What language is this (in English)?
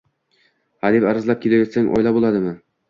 Uzbek